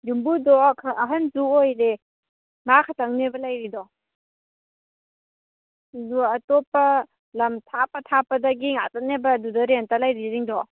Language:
Manipuri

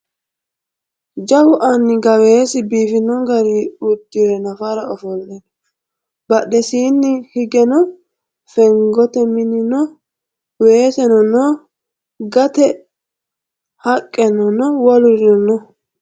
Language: Sidamo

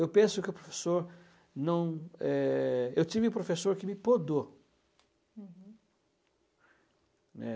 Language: Portuguese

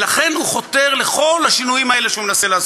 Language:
Hebrew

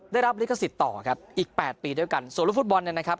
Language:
Thai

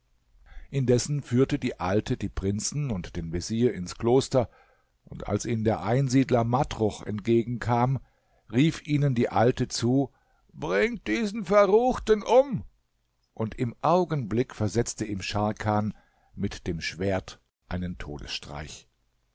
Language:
German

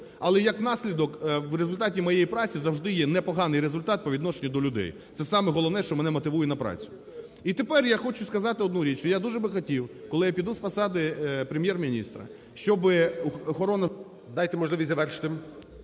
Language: Ukrainian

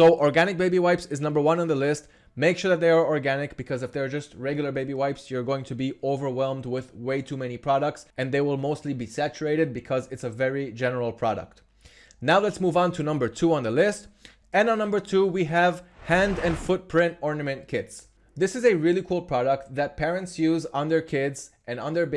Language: English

